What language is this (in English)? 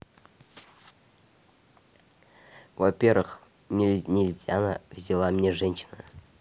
Russian